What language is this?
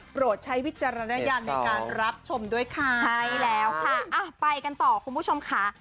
Thai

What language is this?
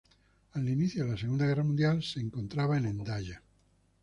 Spanish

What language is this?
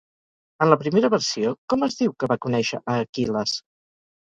Catalan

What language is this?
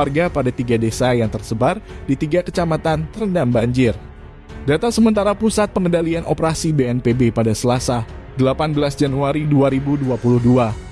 Indonesian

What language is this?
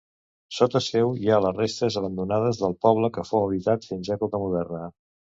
Catalan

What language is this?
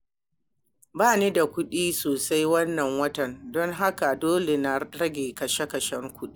Hausa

